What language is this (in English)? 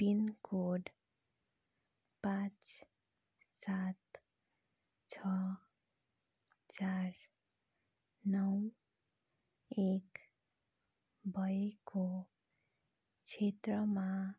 Nepali